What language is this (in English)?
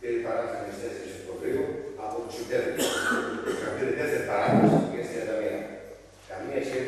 Greek